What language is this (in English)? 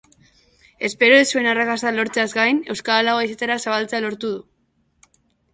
Basque